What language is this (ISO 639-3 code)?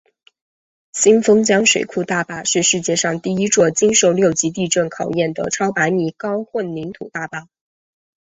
zho